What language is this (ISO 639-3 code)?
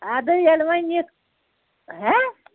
kas